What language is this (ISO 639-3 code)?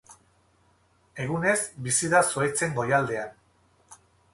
eus